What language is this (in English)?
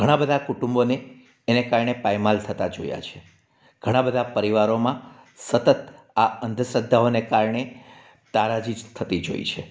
Gujarati